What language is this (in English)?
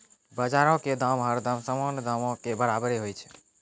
Maithili